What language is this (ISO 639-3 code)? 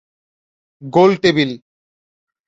ben